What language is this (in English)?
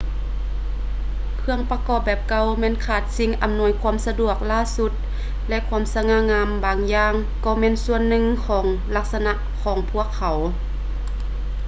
Lao